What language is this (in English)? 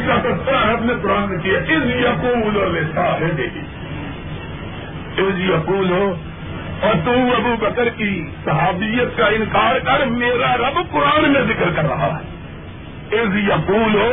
Urdu